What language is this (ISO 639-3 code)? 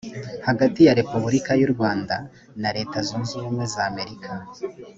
kin